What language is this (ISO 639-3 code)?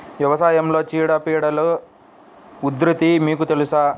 tel